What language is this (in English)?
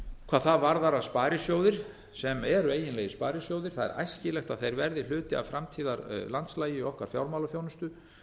Icelandic